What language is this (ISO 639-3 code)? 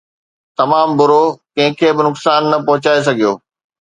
snd